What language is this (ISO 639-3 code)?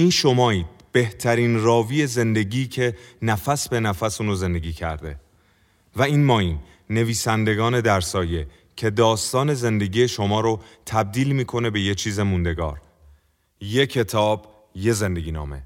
fas